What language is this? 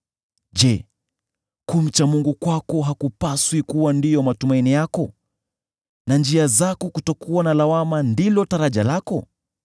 Swahili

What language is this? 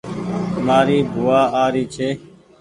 Goaria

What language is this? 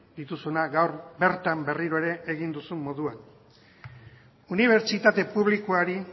Basque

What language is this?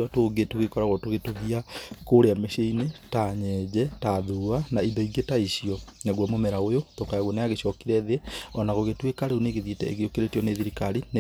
Kikuyu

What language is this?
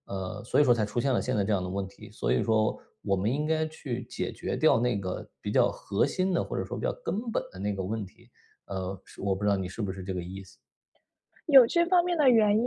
Chinese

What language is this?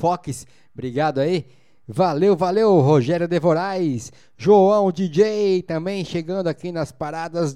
Portuguese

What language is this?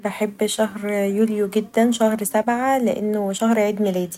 Egyptian Arabic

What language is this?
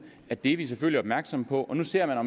Danish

